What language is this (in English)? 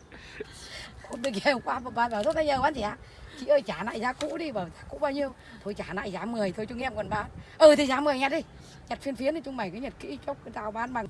Vietnamese